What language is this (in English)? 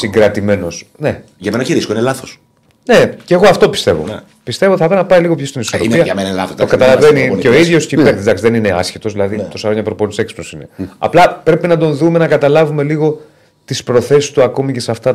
Greek